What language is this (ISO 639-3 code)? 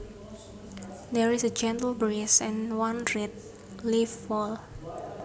jav